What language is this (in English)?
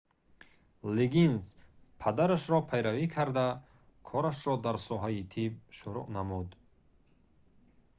Tajik